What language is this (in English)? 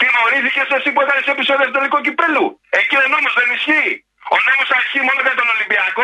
Greek